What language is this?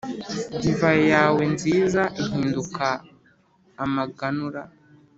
Kinyarwanda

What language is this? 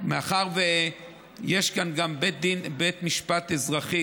Hebrew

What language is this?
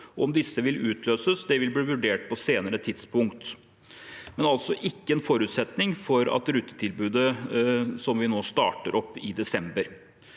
Norwegian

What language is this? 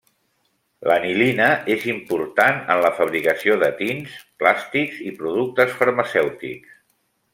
Catalan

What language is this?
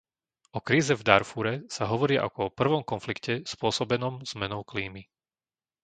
Slovak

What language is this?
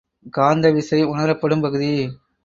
Tamil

